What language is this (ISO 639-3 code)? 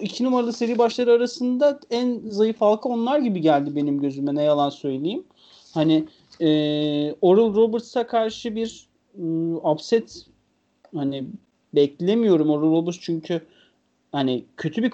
tur